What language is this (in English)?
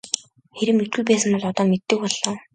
Mongolian